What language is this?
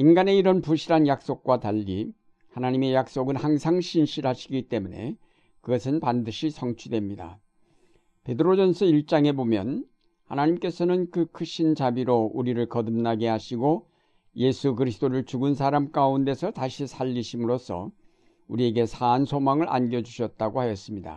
Korean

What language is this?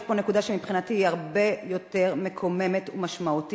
Hebrew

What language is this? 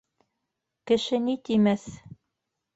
Bashkir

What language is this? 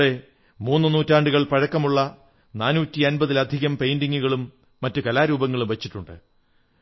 Malayalam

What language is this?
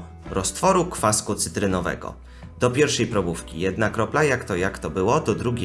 Polish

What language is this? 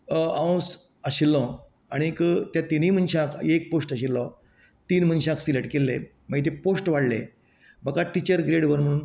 Konkani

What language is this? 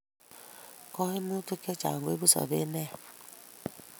Kalenjin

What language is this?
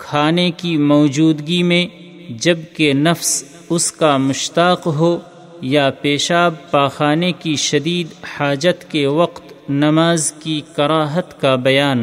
Urdu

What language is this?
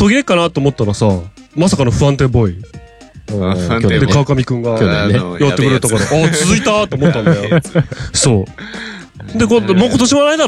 Japanese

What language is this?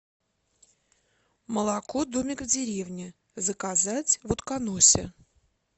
Russian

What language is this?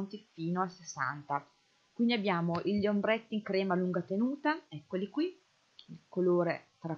Italian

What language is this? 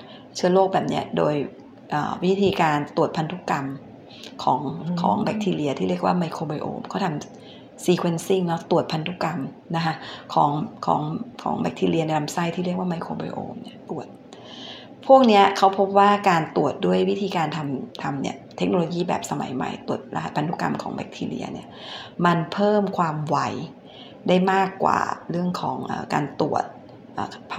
Thai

